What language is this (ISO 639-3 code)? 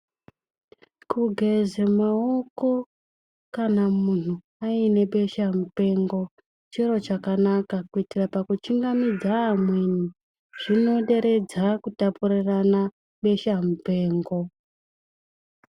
ndc